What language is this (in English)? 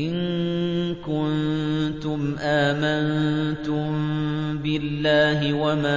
Arabic